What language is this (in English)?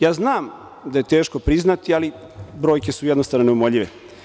Serbian